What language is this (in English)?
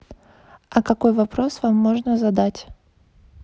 Russian